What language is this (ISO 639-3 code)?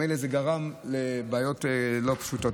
heb